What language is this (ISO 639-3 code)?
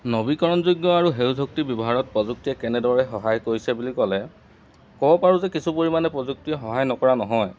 asm